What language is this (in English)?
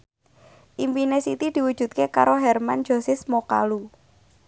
Javanese